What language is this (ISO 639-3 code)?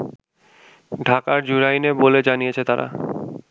ben